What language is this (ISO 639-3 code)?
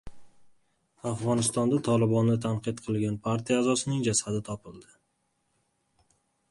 uzb